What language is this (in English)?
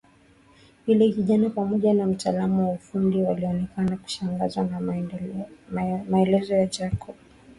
Swahili